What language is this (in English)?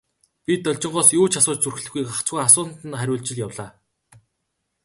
Mongolian